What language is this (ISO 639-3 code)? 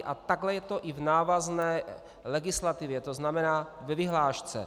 ces